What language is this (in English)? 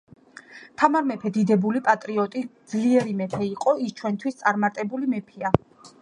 Georgian